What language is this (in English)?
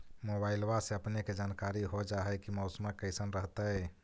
Magahi